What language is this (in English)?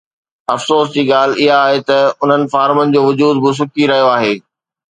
Sindhi